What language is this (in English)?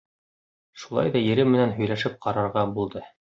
Bashkir